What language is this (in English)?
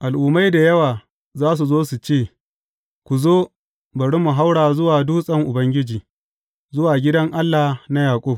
Hausa